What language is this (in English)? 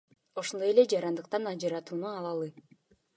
Kyrgyz